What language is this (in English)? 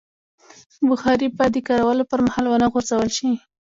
Pashto